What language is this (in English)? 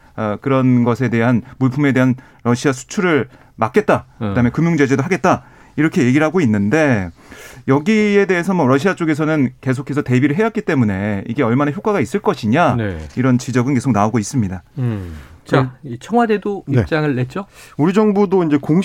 Korean